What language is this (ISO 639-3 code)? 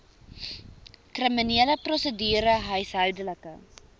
afr